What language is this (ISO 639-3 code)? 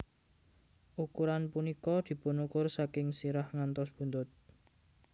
jav